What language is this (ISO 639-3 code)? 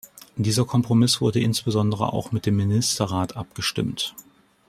deu